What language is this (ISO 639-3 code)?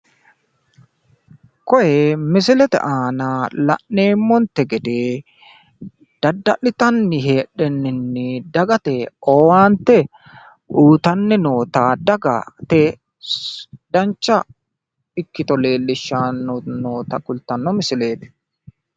sid